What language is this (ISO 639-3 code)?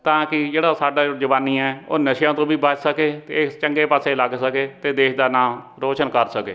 pan